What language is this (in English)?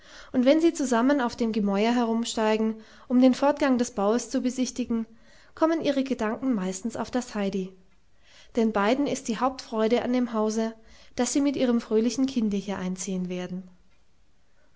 German